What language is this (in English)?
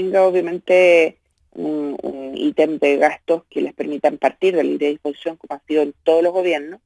Spanish